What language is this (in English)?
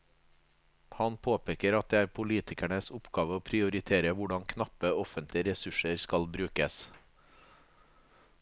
Norwegian